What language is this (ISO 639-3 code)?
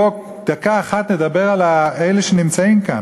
heb